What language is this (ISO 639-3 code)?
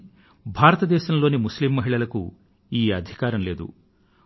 tel